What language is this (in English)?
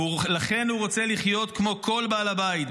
Hebrew